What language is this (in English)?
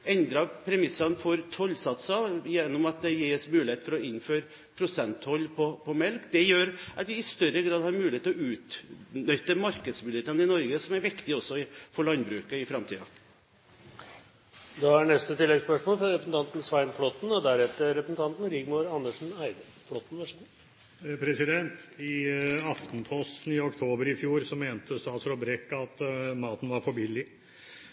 Norwegian